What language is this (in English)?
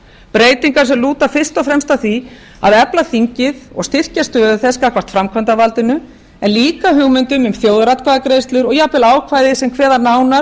Icelandic